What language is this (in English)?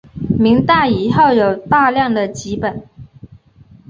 Chinese